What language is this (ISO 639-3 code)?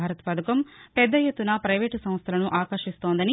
tel